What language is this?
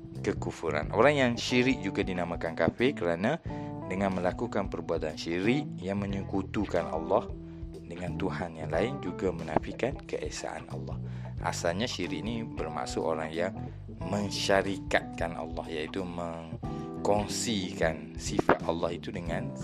Malay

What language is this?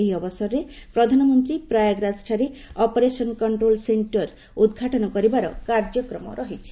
Odia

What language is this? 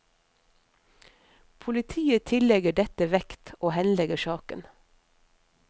Norwegian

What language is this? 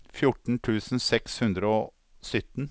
Norwegian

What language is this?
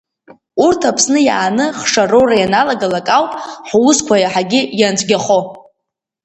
Abkhazian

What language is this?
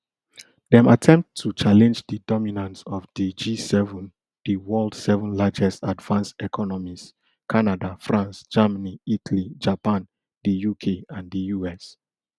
Nigerian Pidgin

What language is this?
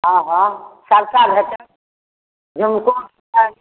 Maithili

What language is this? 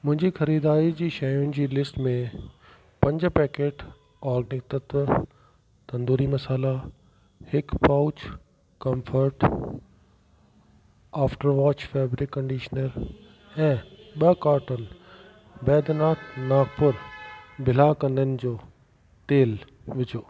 Sindhi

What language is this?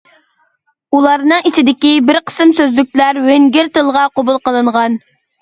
Uyghur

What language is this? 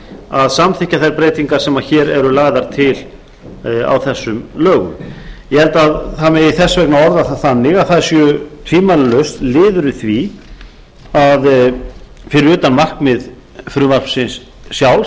Icelandic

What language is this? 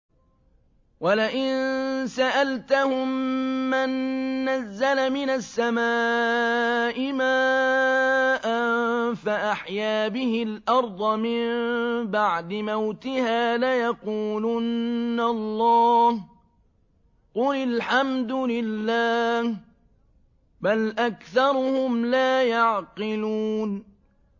Arabic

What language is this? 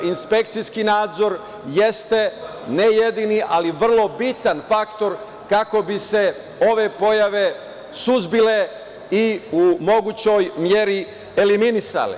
Serbian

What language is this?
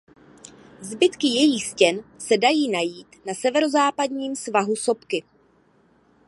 Czech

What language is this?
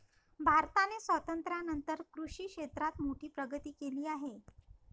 Marathi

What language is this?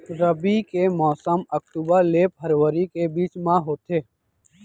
Chhattisgarhi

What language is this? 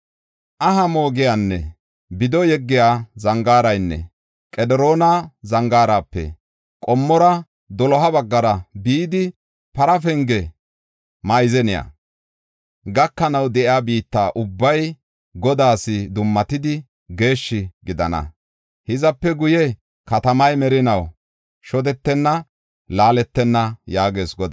Gofa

